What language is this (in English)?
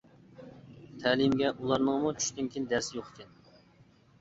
Uyghur